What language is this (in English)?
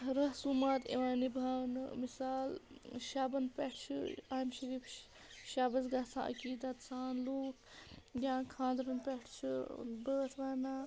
Kashmiri